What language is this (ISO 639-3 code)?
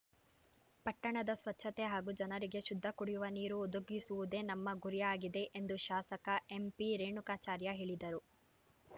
kan